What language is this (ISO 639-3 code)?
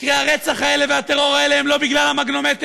heb